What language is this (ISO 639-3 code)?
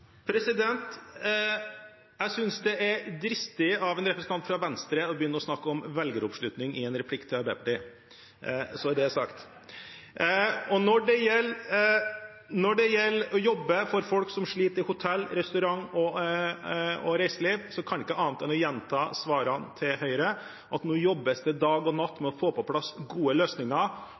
nob